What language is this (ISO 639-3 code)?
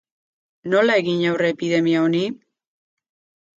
eus